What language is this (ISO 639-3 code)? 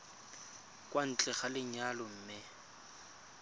tsn